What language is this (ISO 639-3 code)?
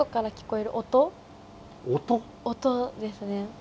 jpn